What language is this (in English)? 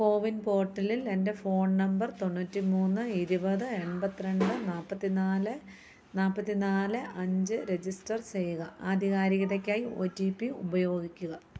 Malayalam